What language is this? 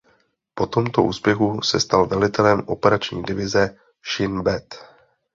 Czech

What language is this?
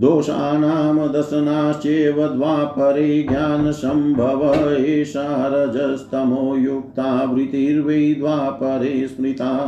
Hindi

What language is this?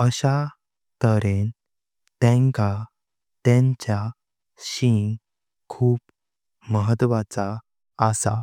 Konkani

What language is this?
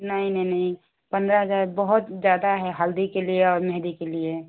Hindi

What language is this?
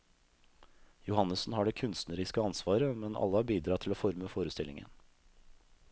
Norwegian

